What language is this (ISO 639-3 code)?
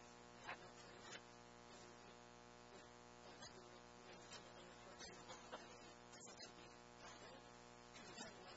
eng